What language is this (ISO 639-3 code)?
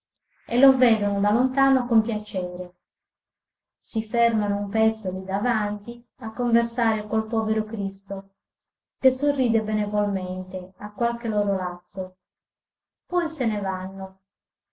ita